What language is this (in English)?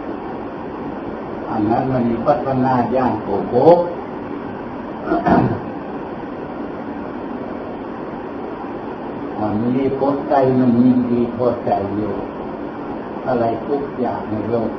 Thai